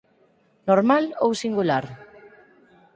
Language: Galician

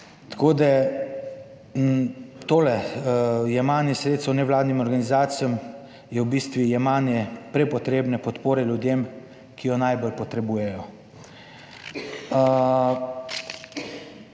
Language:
Slovenian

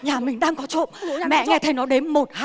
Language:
Vietnamese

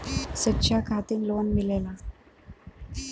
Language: Bhojpuri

